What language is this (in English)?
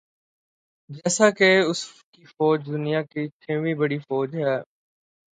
Urdu